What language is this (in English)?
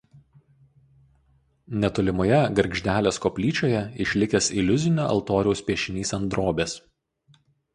Lithuanian